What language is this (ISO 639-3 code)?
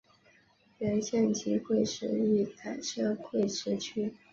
zho